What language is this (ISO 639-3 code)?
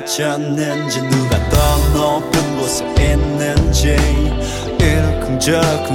kor